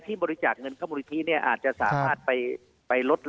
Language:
Thai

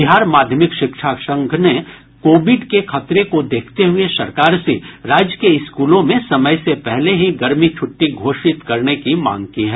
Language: Hindi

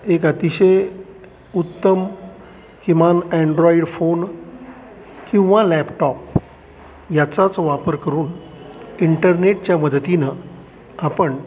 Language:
Marathi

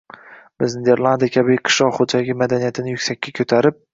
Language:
Uzbek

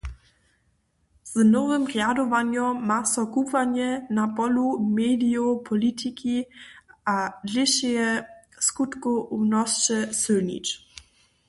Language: Upper Sorbian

